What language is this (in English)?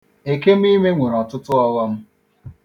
Igbo